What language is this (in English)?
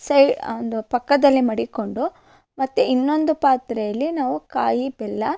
Kannada